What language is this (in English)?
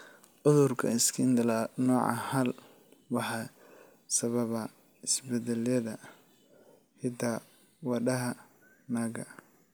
Somali